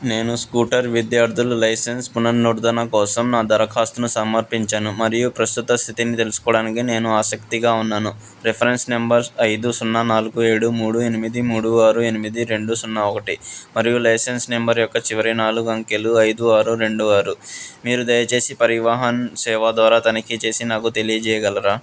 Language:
Telugu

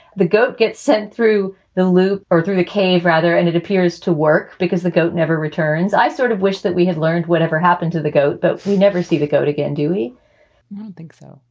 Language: English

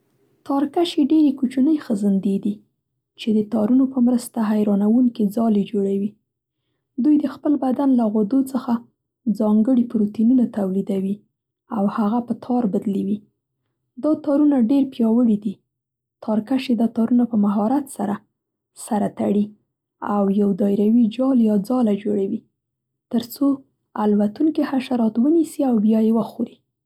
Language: Central Pashto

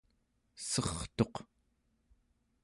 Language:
Central Yupik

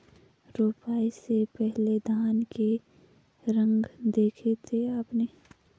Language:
Hindi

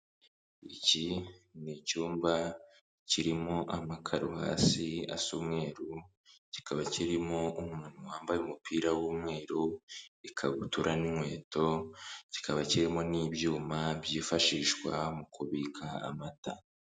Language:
Kinyarwanda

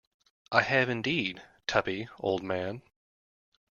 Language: English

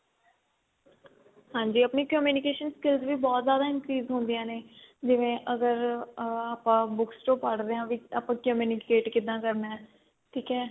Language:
Punjabi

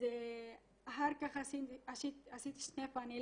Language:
Hebrew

